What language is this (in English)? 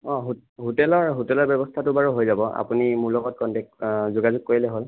Assamese